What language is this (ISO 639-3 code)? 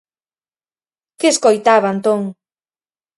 glg